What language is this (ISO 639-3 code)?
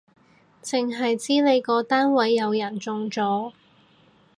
yue